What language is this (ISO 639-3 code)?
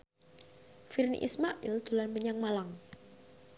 jav